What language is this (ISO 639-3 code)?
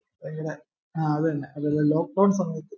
mal